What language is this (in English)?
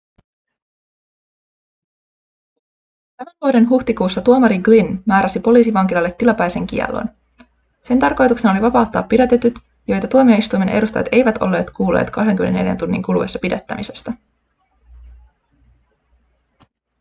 Finnish